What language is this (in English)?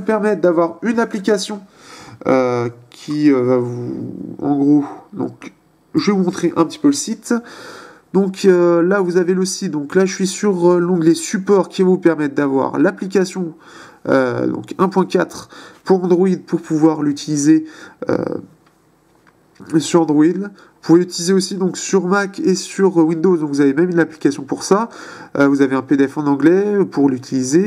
French